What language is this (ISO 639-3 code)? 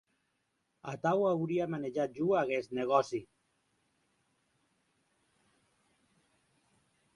oci